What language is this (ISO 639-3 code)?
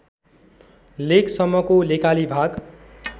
nep